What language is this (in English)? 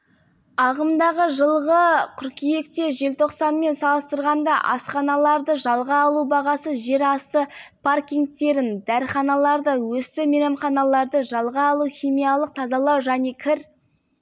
Kazakh